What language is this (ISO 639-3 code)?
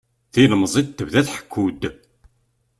kab